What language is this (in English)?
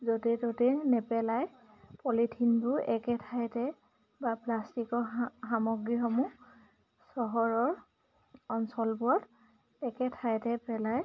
Assamese